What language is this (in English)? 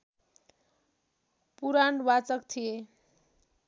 Nepali